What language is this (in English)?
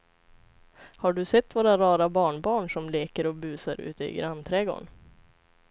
Swedish